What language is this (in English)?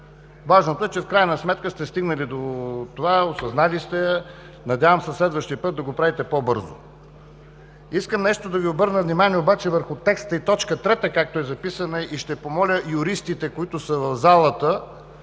Bulgarian